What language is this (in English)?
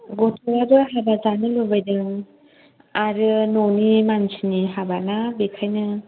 Bodo